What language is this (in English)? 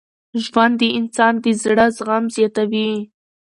Pashto